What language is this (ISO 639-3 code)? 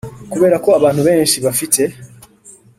kin